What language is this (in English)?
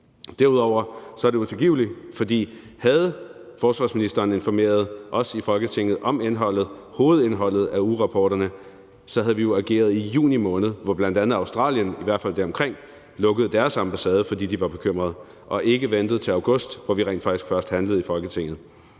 Danish